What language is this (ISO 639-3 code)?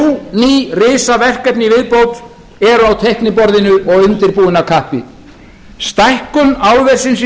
isl